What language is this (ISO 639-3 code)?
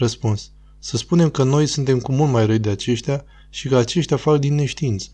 ron